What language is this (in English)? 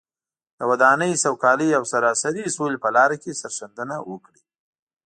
Pashto